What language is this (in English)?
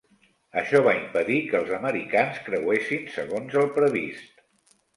Catalan